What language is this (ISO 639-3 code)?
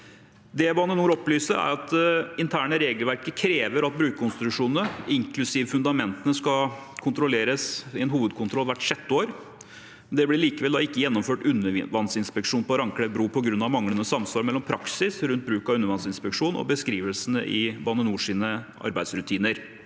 nor